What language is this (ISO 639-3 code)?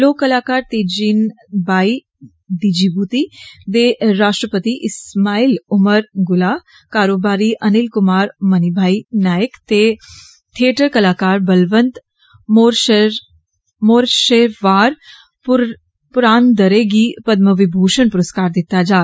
doi